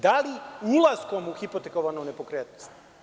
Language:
Serbian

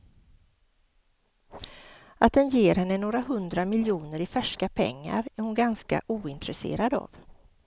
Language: Swedish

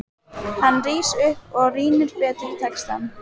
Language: Icelandic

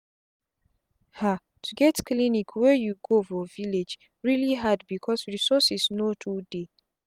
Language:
Nigerian Pidgin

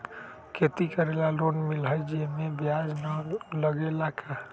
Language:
Magahi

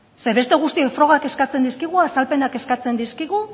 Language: Basque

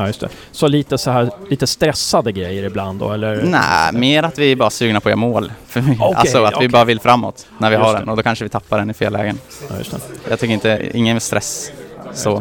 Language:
Swedish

